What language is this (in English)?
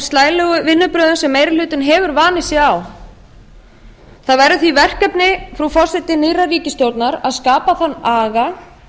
Icelandic